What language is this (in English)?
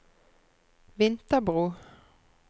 Norwegian